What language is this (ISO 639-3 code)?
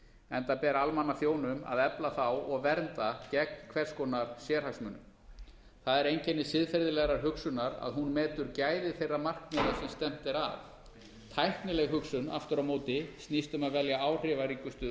isl